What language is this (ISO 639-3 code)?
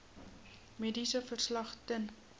afr